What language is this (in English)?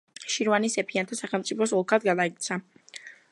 Georgian